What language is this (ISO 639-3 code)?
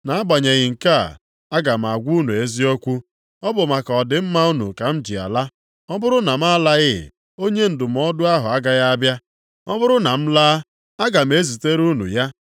ibo